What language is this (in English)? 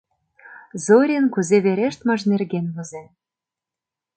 Mari